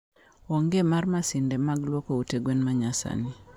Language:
Luo (Kenya and Tanzania)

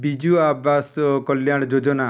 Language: Odia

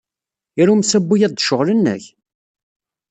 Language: Kabyle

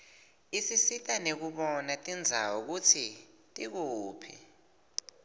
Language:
Swati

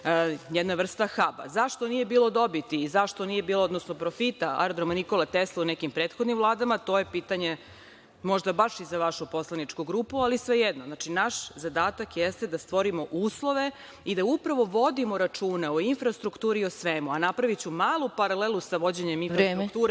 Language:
Serbian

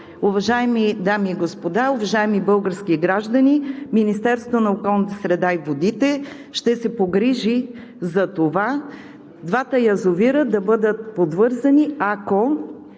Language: Bulgarian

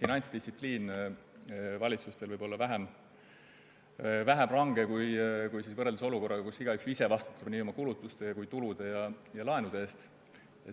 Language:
Estonian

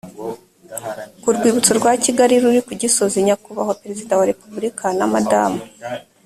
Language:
Kinyarwanda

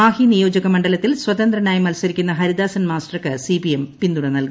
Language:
Malayalam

